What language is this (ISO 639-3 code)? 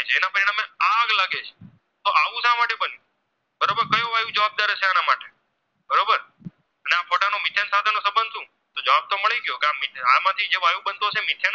guj